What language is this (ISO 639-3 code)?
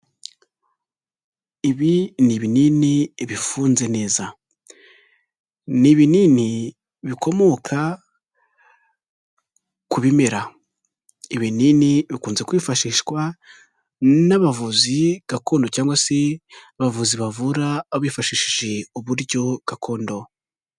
kin